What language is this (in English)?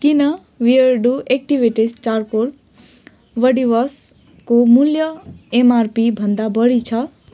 Nepali